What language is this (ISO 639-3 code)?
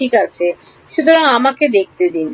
ben